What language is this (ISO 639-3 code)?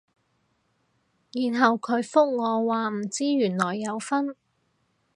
yue